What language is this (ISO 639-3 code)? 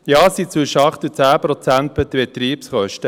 gsw